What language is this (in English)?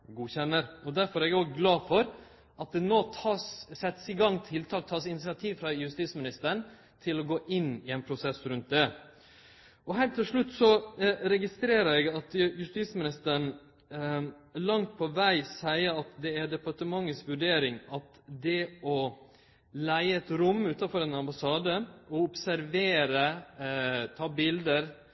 Norwegian Nynorsk